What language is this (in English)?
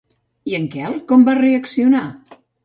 Catalan